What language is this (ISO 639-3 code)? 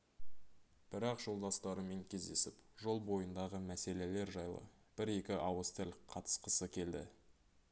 kaz